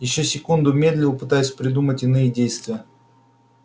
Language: Russian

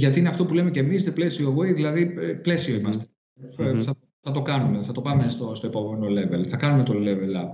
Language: Greek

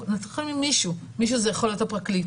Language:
Hebrew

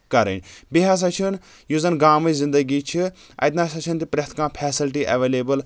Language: Kashmiri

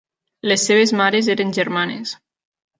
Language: Catalan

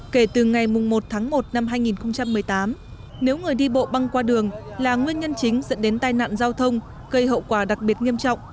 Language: Vietnamese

